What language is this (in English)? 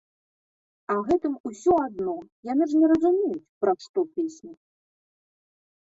Belarusian